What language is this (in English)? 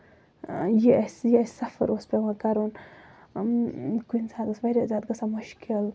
Kashmiri